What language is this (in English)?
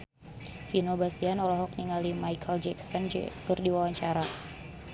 Sundanese